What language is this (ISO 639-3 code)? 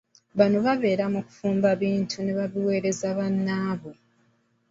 lug